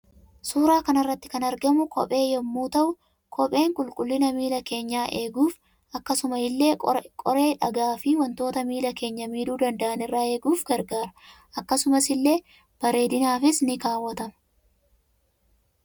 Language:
Oromo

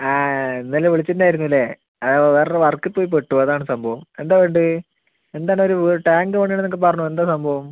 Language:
Malayalam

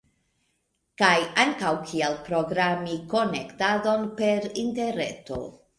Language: Esperanto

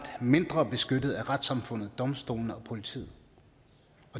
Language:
Danish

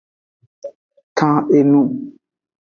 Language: Aja (Benin)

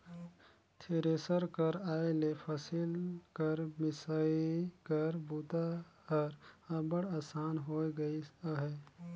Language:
Chhattisgarhi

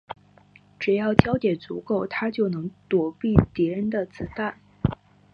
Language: Chinese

